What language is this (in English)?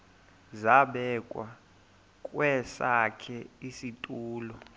Xhosa